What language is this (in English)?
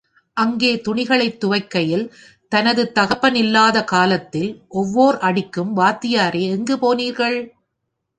Tamil